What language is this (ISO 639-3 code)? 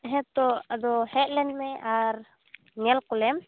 sat